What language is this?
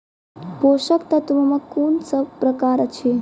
Maithili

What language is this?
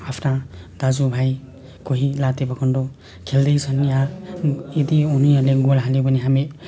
Nepali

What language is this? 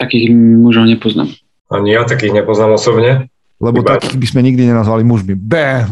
Slovak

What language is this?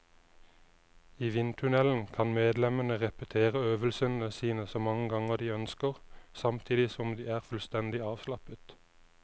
Norwegian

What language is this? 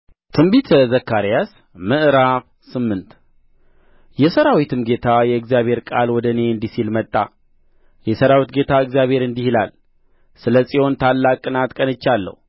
Amharic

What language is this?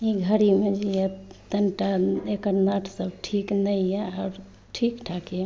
Maithili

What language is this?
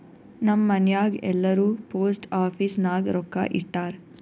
Kannada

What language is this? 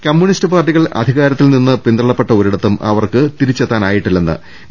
Malayalam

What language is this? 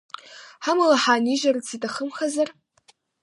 Abkhazian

